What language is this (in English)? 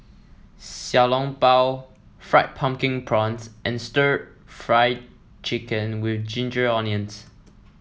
English